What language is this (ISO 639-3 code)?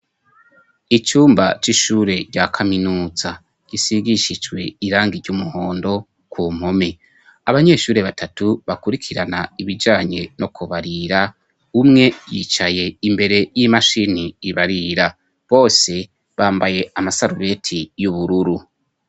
run